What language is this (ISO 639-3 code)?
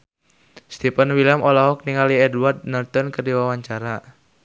sun